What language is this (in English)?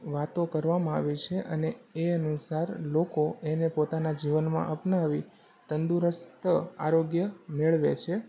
Gujarati